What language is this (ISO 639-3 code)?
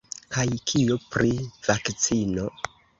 epo